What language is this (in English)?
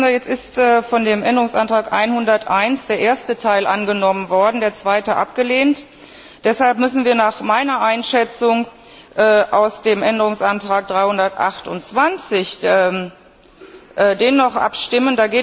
German